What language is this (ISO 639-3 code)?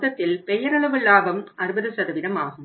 tam